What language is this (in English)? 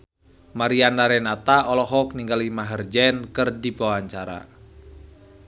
Sundanese